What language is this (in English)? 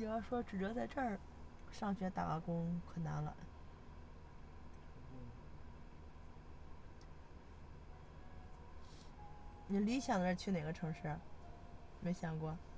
Chinese